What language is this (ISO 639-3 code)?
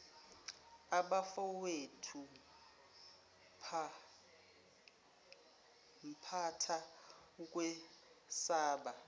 zul